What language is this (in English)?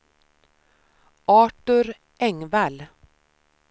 Swedish